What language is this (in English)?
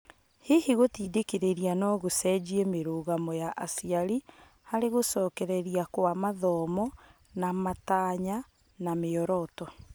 Kikuyu